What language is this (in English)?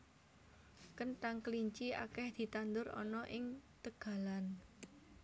Javanese